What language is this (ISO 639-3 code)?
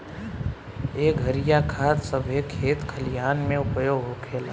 bho